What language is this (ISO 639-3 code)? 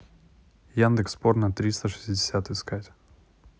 rus